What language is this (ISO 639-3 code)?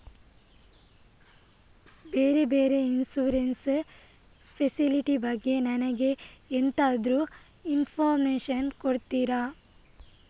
kan